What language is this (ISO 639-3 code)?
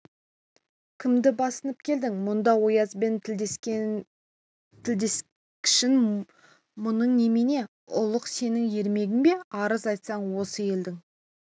kaz